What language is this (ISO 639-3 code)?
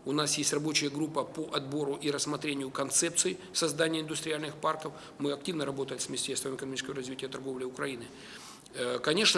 rus